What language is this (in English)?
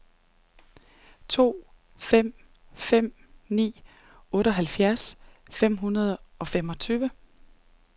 Danish